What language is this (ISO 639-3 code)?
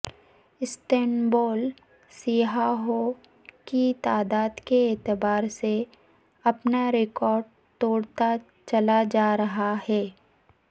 urd